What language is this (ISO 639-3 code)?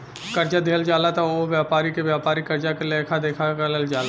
bho